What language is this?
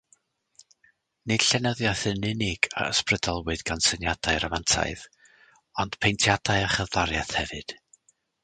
Welsh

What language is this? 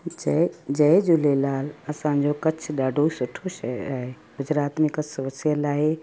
Sindhi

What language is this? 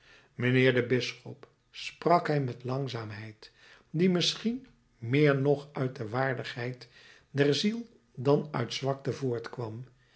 Dutch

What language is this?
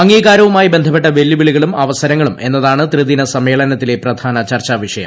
Malayalam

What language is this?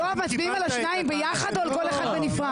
Hebrew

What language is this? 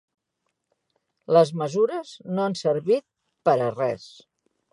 Catalan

